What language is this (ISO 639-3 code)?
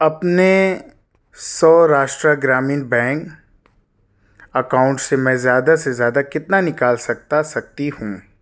urd